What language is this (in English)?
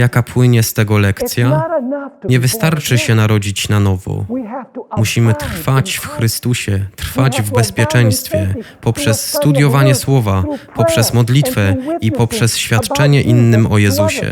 Polish